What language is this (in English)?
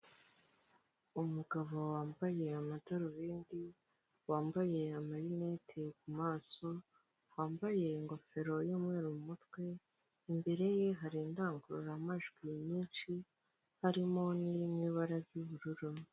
Kinyarwanda